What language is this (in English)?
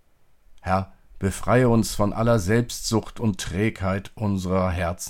German